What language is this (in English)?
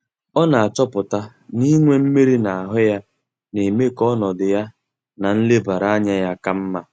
Igbo